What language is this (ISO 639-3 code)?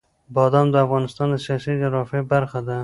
pus